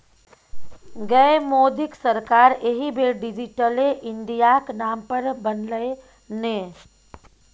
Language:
Maithili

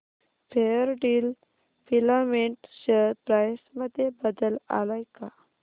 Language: Marathi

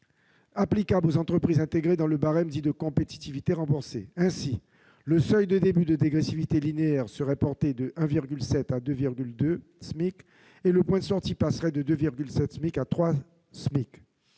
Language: French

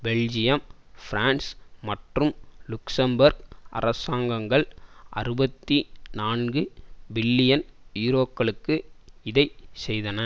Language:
Tamil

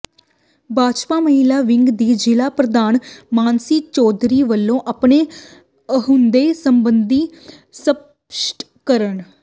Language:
Punjabi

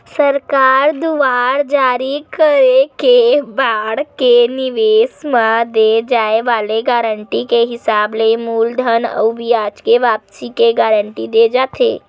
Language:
Chhattisgarhi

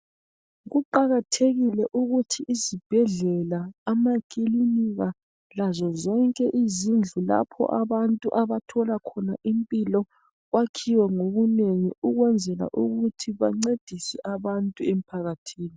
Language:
North Ndebele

